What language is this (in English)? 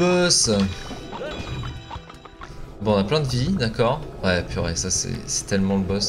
French